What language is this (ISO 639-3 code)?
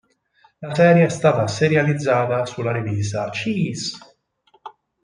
ita